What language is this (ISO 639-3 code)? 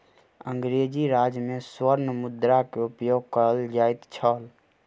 mai